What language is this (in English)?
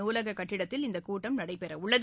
Tamil